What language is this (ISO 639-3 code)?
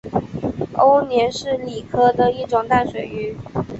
zho